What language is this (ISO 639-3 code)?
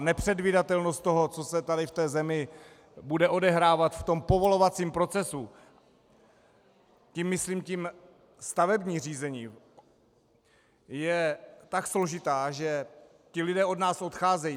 ces